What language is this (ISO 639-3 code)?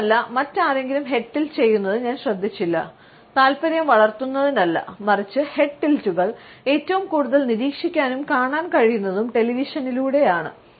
mal